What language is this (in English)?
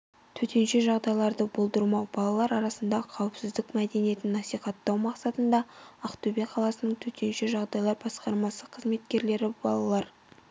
Kazakh